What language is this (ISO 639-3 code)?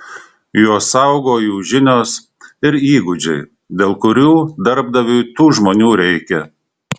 lit